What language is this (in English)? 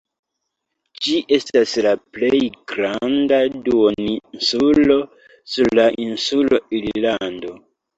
Esperanto